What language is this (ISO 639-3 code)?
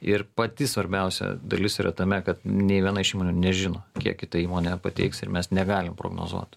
lit